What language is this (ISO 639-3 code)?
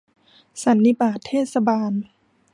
tha